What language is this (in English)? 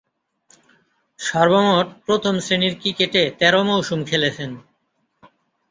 Bangla